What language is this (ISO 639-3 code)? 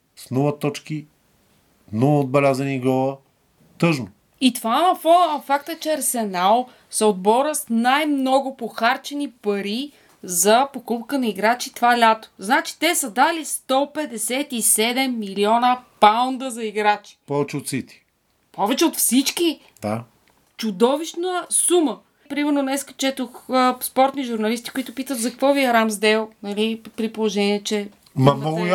bul